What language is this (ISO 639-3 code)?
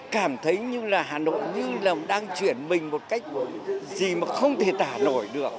vie